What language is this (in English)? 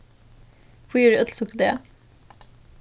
Faroese